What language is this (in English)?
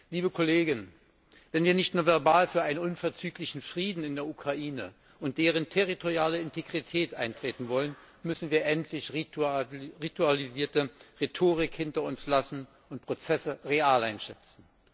German